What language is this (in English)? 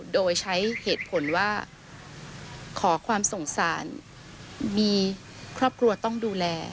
Thai